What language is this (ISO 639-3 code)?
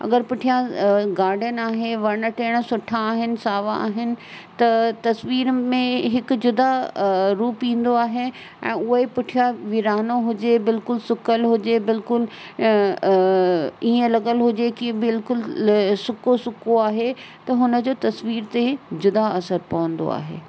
snd